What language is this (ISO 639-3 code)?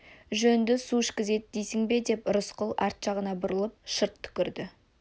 kaz